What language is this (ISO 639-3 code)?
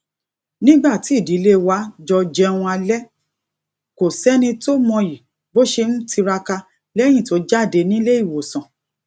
yor